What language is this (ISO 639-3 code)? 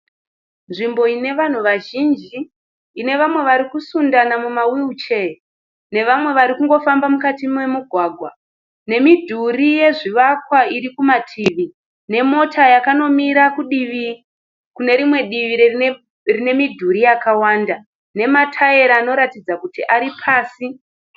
sna